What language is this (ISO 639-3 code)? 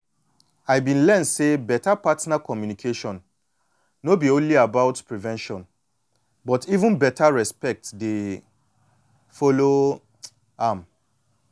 pcm